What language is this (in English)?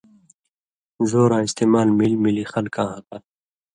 Indus Kohistani